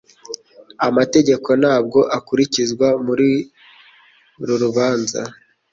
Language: Kinyarwanda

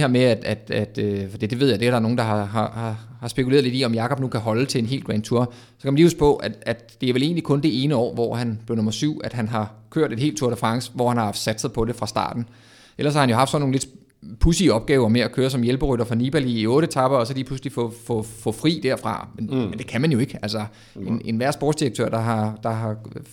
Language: Danish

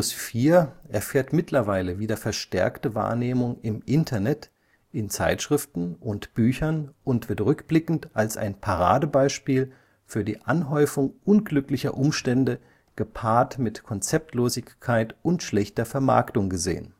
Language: German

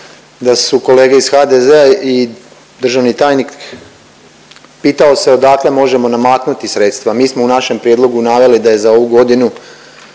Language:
Croatian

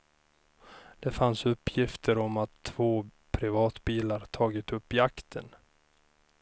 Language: Swedish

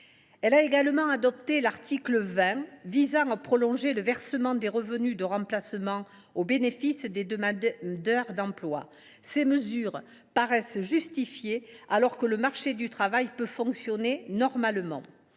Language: French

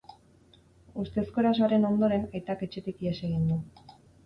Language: Basque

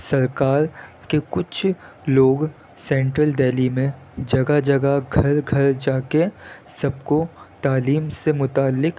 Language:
Urdu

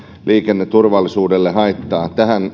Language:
Finnish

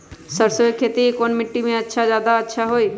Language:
Magahi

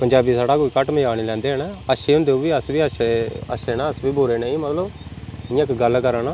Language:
Dogri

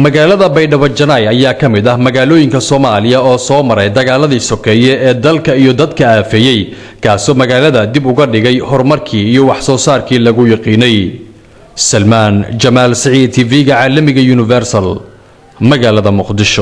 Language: Arabic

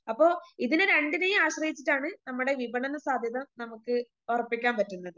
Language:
Malayalam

